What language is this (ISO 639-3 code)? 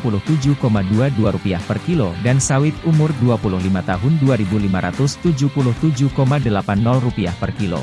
ind